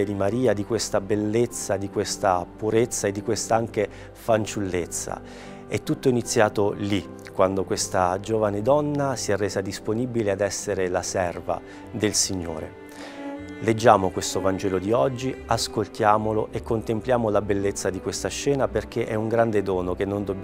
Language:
Italian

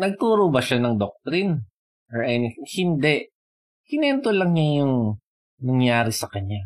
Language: Filipino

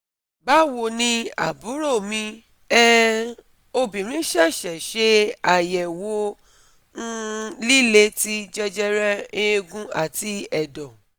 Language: Yoruba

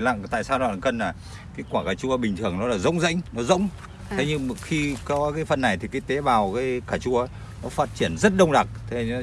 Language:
Vietnamese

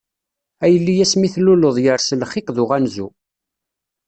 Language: Kabyle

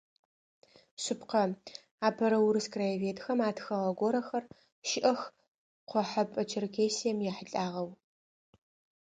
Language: Adyghe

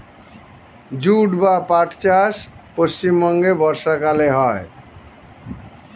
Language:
Bangla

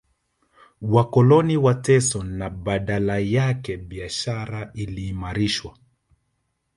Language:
Swahili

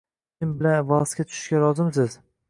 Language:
Uzbek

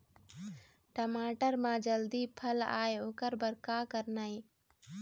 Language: Chhattisgarhi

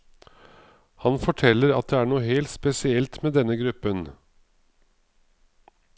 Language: Norwegian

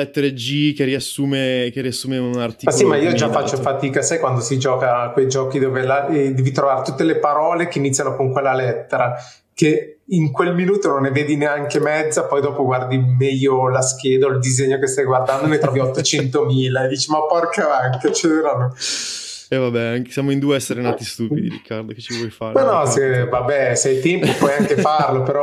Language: Italian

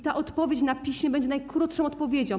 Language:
Polish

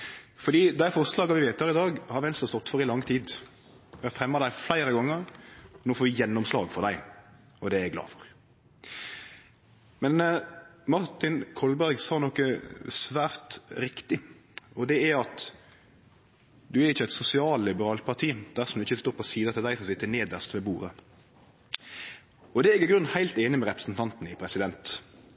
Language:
Norwegian Nynorsk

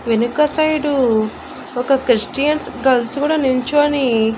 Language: Telugu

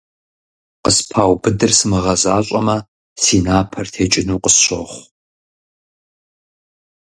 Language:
Kabardian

